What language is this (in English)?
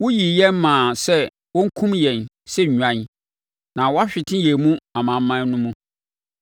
Akan